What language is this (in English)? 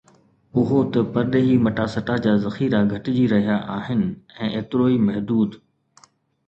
Sindhi